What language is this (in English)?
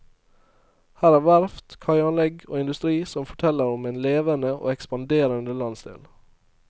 Norwegian